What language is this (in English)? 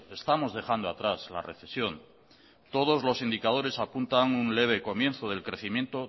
Spanish